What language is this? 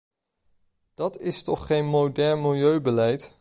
Dutch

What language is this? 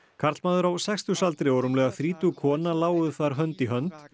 Icelandic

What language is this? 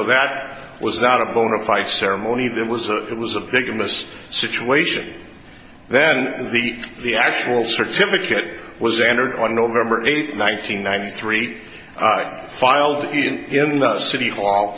English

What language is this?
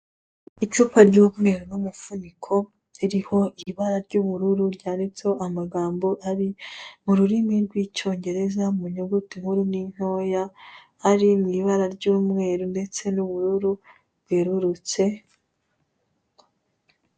Kinyarwanda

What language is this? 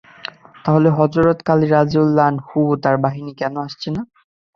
Bangla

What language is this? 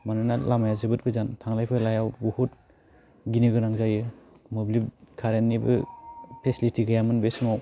Bodo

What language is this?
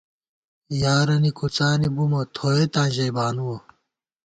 Gawar-Bati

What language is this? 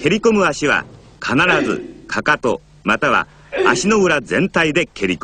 Japanese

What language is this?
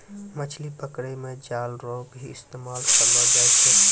Maithili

